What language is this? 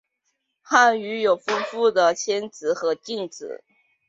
Chinese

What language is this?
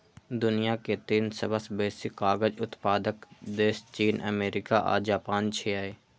Maithili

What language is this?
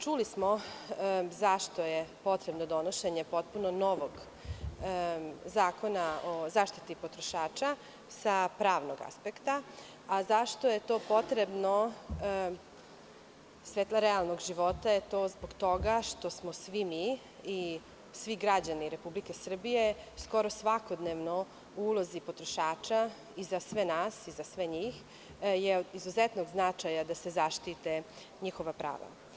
Serbian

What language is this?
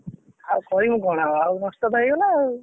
Odia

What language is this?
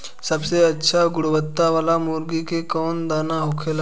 Bhojpuri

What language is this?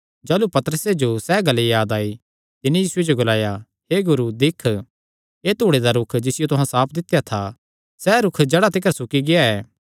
Kangri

